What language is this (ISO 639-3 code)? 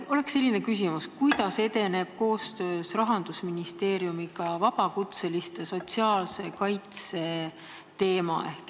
est